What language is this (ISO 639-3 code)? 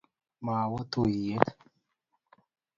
kln